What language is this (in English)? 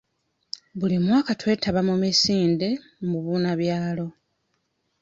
Ganda